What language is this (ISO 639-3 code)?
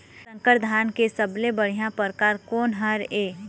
hne